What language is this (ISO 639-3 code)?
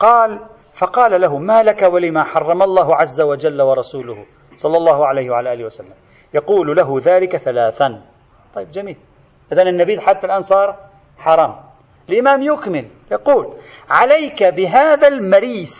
ara